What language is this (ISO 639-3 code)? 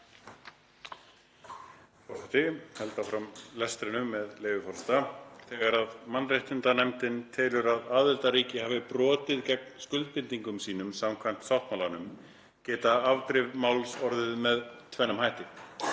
isl